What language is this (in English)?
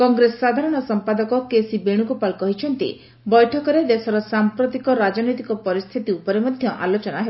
Odia